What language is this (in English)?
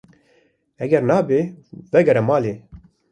Kurdish